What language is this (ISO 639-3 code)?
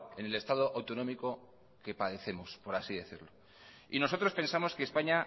spa